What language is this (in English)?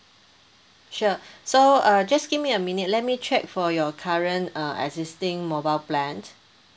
English